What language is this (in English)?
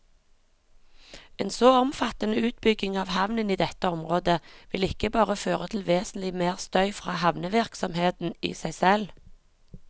Norwegian